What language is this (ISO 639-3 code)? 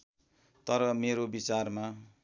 nep